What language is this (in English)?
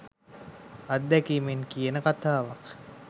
Sinhala